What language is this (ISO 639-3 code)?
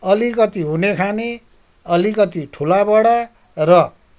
nep